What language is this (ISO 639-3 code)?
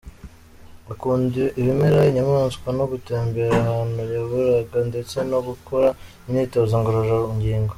kin